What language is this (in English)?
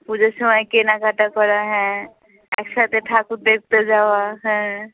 Bangla